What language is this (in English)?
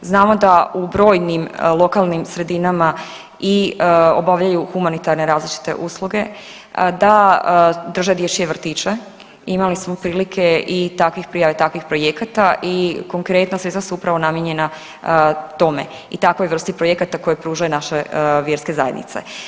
Croatian